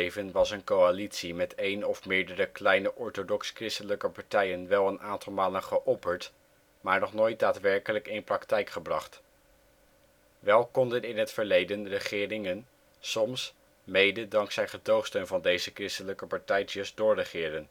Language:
Dutch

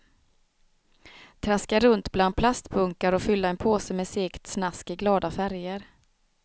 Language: Swedish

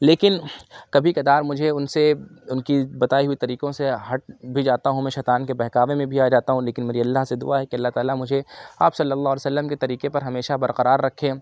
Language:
Urdu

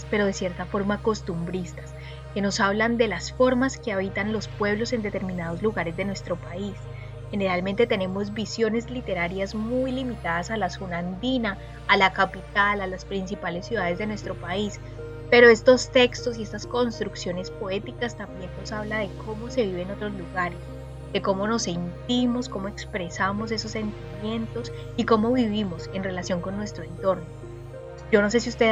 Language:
Spanish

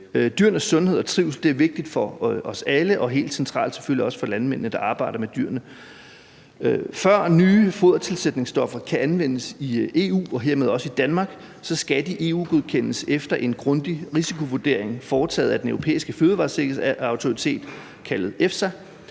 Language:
Danish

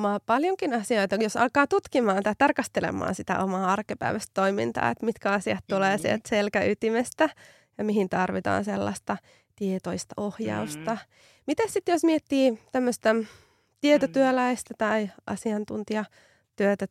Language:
Finnish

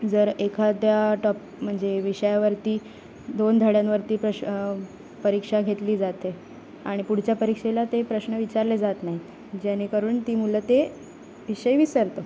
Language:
Marathi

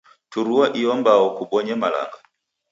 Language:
Taita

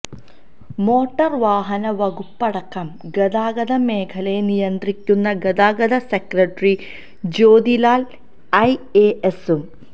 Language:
Malayalam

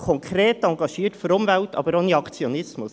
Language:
Swiss German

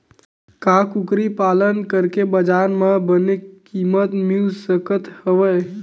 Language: Chhattisgarhi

